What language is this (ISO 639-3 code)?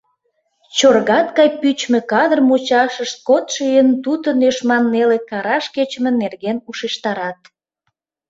chm